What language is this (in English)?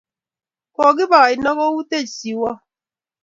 Kalenjin